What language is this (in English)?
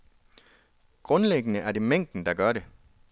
Danish